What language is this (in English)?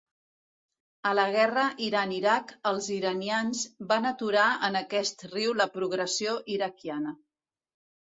Catalan